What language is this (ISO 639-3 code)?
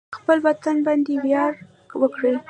pus